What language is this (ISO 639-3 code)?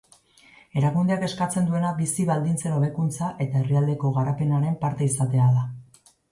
eus